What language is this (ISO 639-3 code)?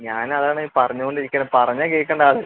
mal